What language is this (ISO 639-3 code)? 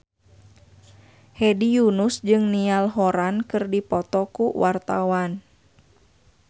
sun